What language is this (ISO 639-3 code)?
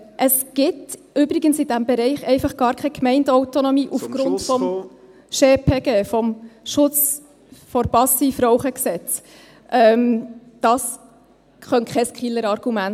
gsw